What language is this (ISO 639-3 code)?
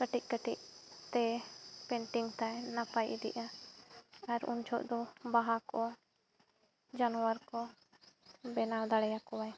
sat